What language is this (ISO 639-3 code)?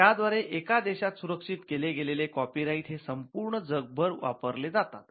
mar